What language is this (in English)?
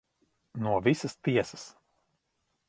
Latvian